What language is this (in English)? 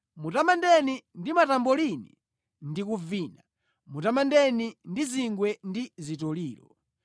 Nyanja